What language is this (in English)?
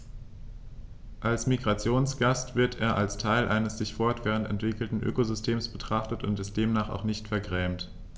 German